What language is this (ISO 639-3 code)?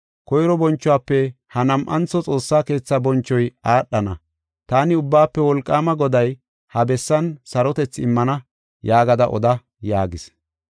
gof